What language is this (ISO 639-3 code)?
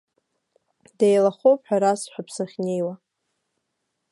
abk